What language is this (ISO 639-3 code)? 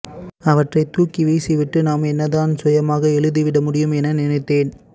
tam